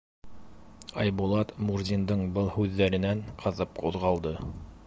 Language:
Bashkir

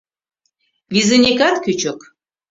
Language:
Mari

